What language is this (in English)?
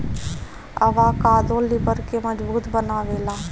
Bhojpuri